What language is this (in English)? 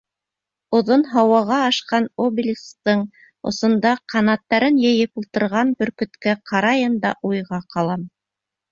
Bashkir